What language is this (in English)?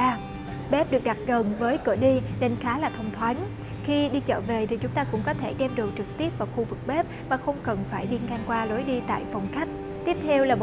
Vietnamese